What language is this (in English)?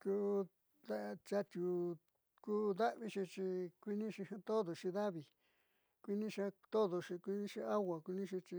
Southeastern Nochixtlán Mixtec